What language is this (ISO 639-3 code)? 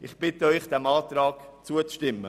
gsw